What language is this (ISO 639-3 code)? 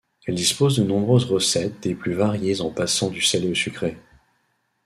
fra